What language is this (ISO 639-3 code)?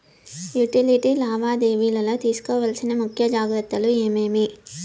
tel